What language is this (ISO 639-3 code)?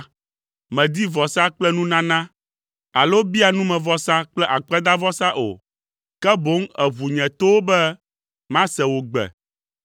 ewe